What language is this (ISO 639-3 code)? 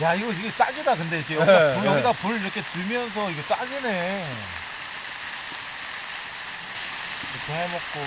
kor